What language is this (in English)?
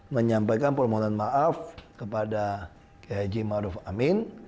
Indonesian